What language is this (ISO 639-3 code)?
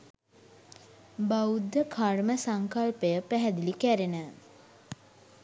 sin